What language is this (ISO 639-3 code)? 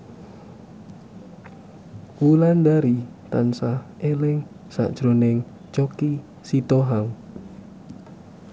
jav